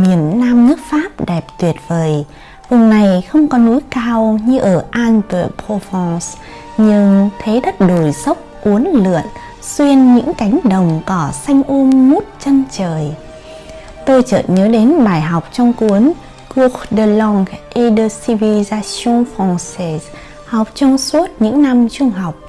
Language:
Vietnamese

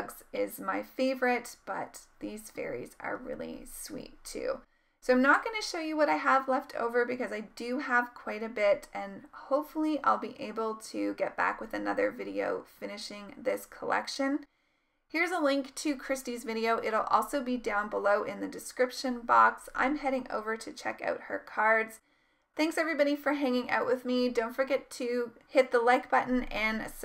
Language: English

